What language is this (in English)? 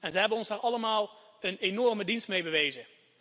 Dutch